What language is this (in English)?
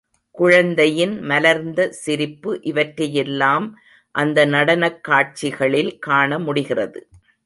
Tamil